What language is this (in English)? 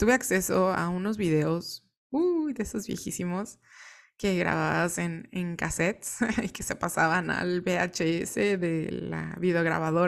Spanish